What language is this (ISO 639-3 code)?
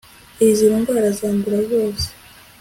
kin